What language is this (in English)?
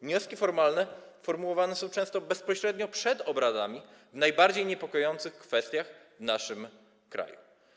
Polish